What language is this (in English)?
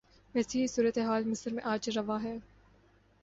Urdu